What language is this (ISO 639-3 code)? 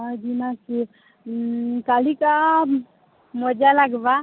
ori